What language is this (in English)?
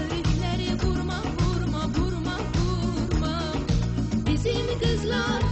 Czech